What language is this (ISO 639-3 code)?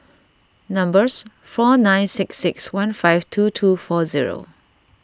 eng